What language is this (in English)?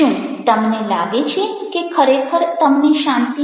Gujarati